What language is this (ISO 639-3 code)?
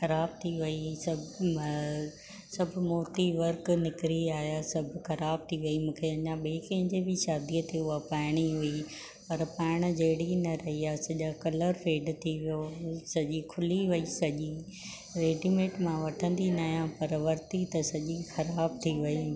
snd